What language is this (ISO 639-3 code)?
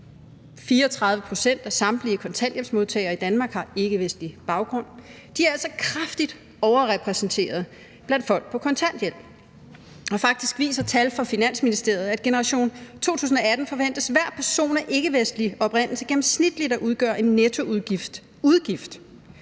dan